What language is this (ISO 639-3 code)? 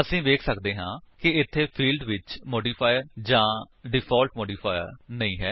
pan